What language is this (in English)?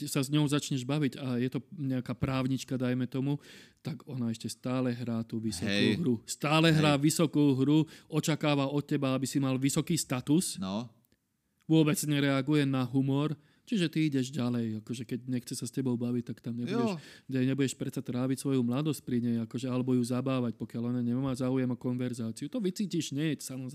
Slovak